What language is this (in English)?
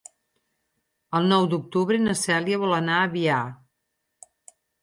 Catalan